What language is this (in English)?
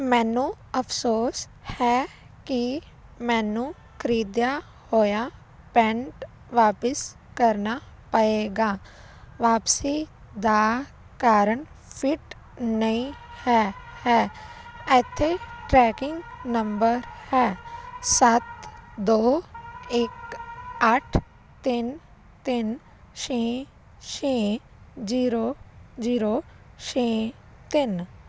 Punjabi